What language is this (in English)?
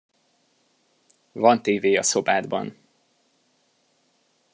Hungarian